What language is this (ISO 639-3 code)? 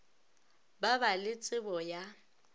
nso